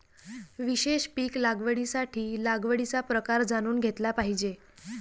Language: Marathi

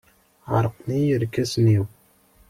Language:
Kabyle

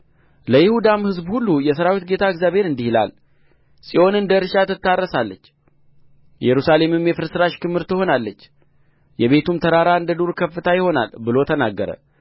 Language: Amharic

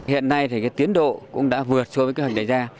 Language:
Vietnamese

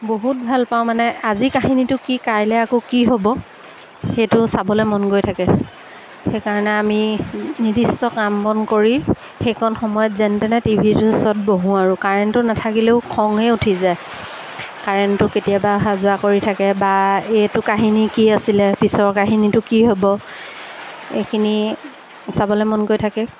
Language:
Assamese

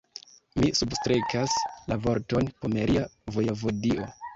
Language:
Esperanto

